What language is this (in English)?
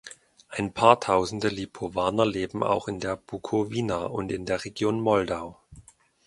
German